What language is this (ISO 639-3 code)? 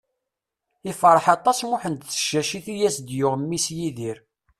kab